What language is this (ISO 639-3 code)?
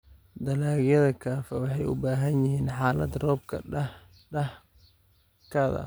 som